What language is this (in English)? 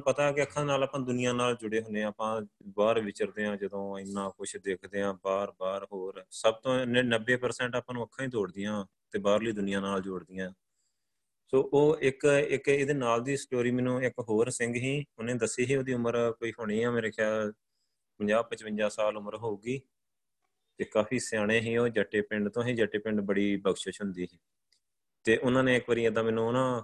Punjabi